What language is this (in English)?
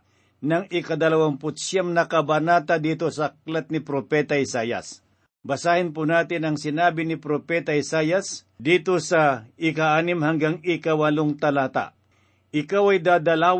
Filipino